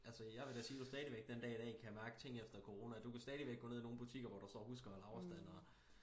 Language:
Danish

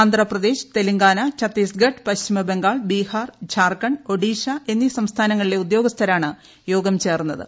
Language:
Malayalam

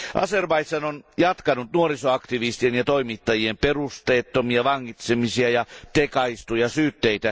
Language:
Finnish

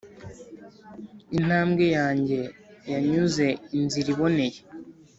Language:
Kinyarwanda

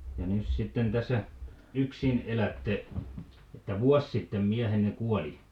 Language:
Finnish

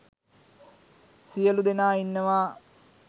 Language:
Sinhala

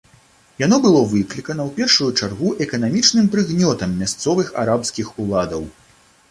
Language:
Belarusian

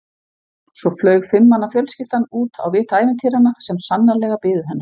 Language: Icelandic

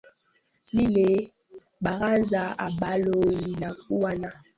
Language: Swahili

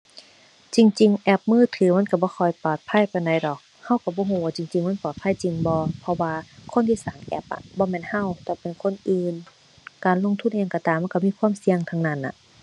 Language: Thai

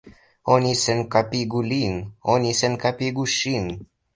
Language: Esperanto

